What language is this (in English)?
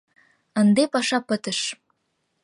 Mari